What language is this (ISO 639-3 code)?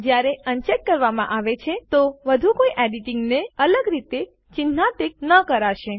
guj